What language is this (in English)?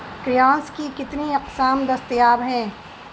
Urdu